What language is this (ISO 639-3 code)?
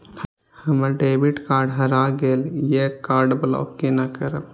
mai